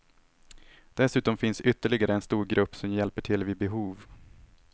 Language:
Swedish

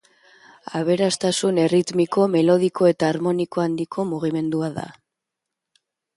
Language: Basque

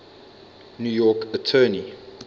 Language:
English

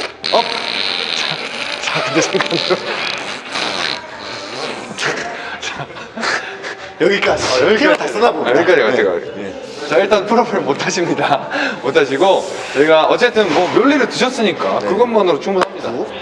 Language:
Korean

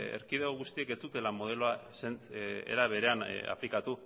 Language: Basque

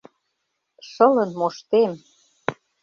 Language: Mari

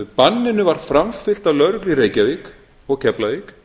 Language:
Icelandic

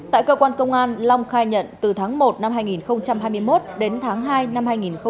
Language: Vietnamese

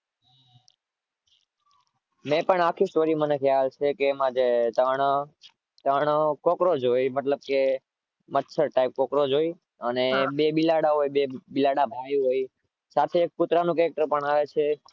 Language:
Gujarati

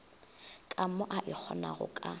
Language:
Northern Sotho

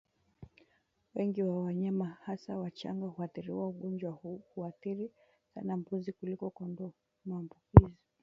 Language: Swahili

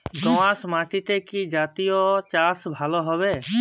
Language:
Bangla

